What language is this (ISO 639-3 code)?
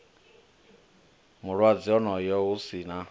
ven